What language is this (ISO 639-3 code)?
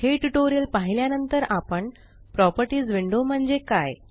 mar